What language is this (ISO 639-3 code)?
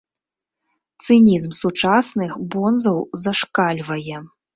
bel